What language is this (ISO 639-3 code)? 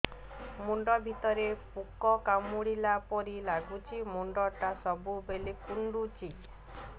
ori